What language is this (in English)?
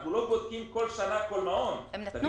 Hebrew